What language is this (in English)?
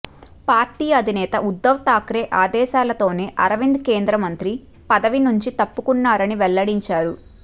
Telugu